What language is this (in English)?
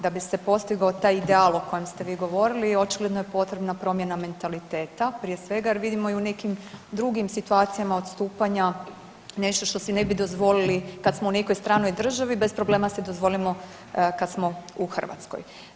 Croatian